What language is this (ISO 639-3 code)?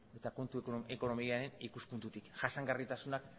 eus